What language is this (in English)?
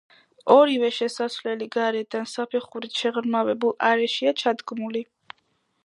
Georgian